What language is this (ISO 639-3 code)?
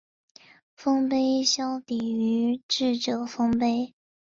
zho